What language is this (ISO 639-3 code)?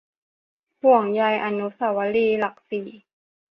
tha